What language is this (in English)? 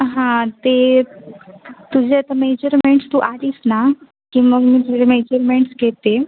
Marathi